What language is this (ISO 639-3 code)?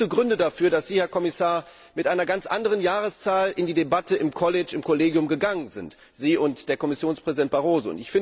deu